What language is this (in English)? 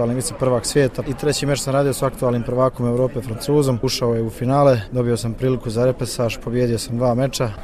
Croatian